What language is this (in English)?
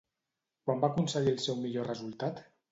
Catalan